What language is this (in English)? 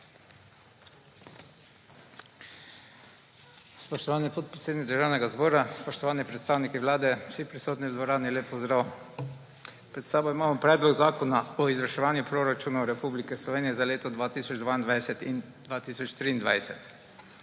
Slovenian